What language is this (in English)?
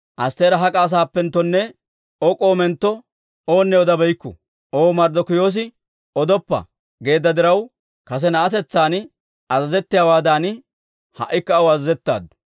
Dawro